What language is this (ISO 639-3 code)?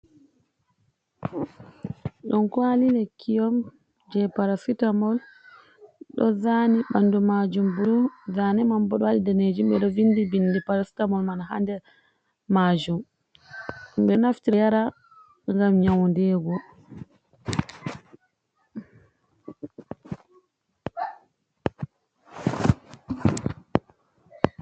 ful